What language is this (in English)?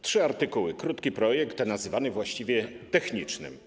Polish